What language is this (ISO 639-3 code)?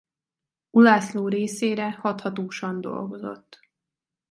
hun